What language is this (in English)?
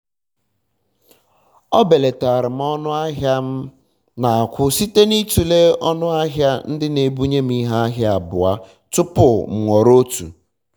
Igbo